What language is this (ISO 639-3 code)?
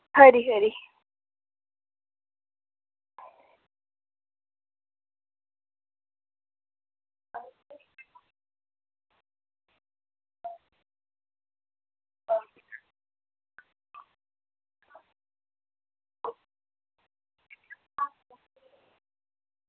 doi